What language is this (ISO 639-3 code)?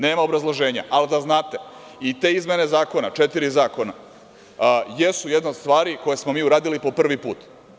srp